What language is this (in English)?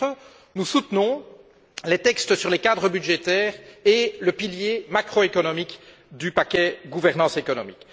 French